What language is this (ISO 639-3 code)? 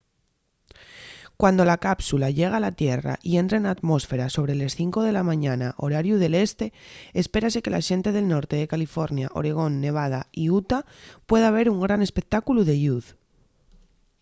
ast